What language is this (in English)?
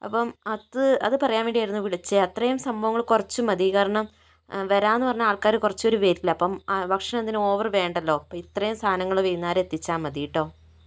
Malayalam